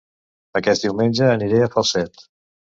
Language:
Catalan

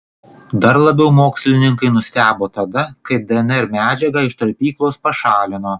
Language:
Lithuanian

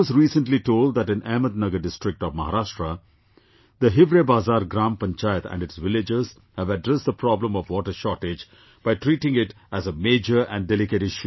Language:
English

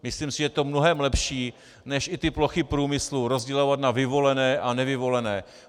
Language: Czech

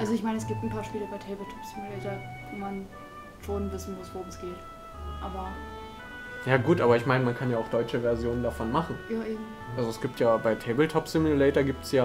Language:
German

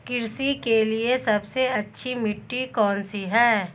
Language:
Hindi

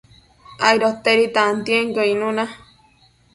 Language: Matsés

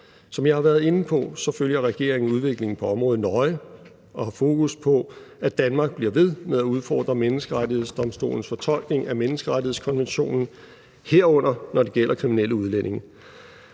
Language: Danish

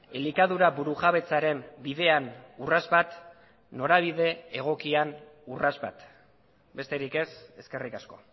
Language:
Basque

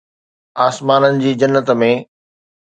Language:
Sindhi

